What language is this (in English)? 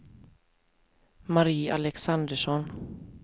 Swedish